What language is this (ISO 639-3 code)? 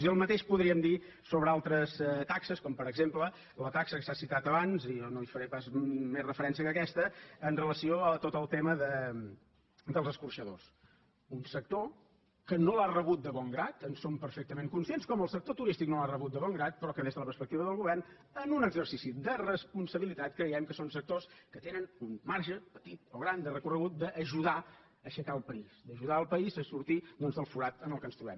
cat